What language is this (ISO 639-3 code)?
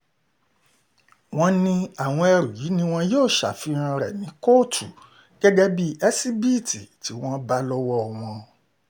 yor